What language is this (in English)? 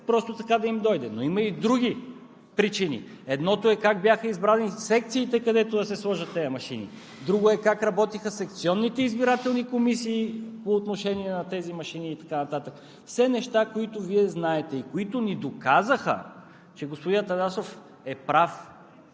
Bulgarian